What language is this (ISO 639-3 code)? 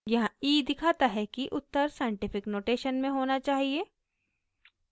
hin